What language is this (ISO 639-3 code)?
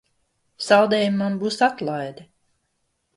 lav